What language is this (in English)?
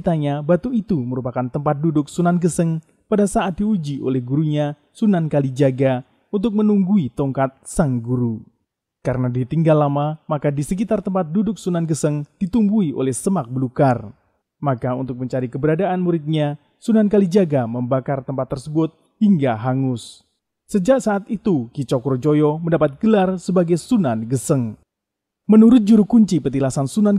Indonesian